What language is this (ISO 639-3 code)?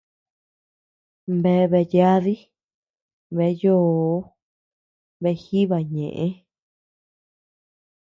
cux